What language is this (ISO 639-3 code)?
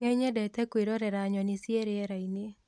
kik